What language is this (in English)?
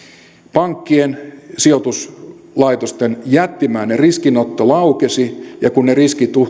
Finnish